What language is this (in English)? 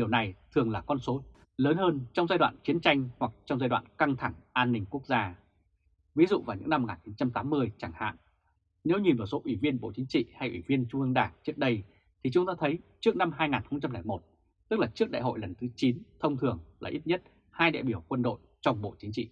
Vietnamese